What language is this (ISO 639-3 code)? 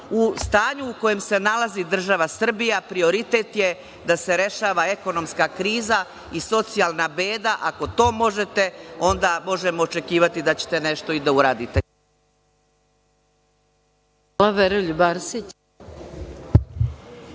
srp